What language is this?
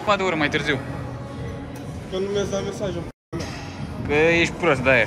Romanian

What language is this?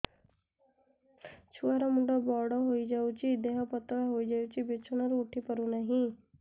Odia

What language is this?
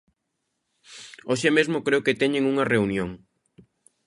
Galician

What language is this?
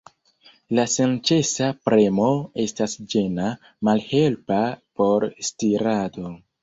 Esperanto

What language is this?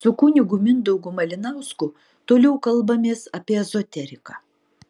Lithuanian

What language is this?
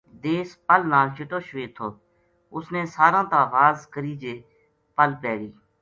Gujari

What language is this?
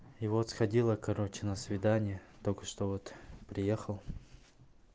Russian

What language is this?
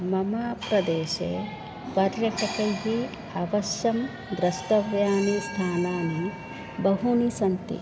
Sanskrit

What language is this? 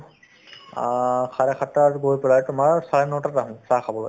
Assamese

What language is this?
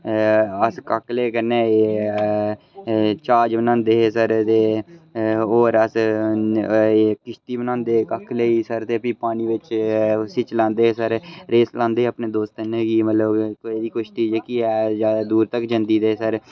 Dogri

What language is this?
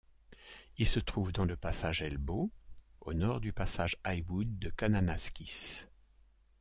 French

